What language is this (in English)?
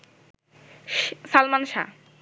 Bangla